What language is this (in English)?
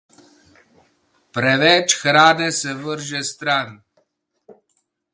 Slovenian